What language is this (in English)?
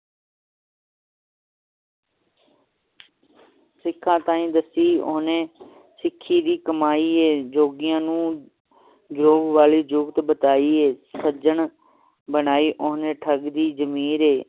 Punjabi